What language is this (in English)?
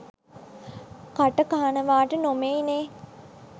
Sinhala